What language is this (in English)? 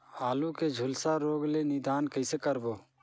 Chhattisgarhi